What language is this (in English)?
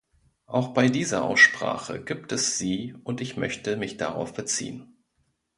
German